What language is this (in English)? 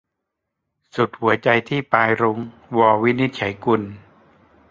Thai